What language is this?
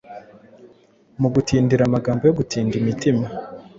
Kinyarwanda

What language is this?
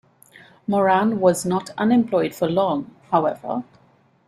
English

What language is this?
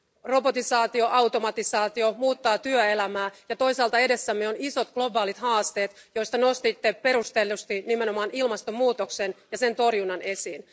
Finnish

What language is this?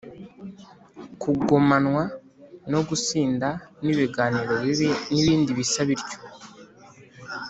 Kinyarwanda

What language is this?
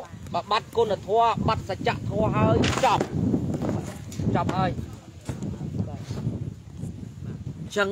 Vietnamese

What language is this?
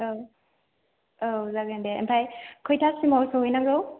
Bodo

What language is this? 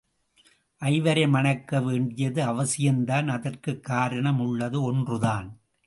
Tamil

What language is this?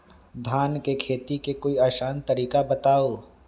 Magahi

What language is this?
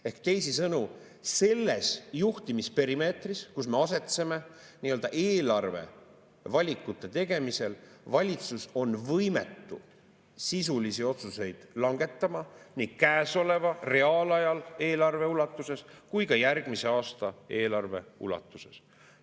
Estonian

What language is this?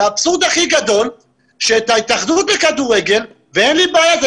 Hebrew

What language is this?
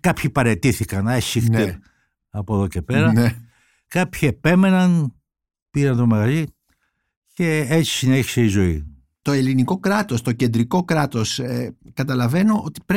Greek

